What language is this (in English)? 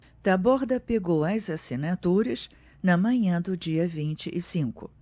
Portuguese